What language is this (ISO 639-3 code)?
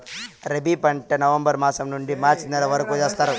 tel